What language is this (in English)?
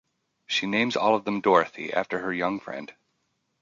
English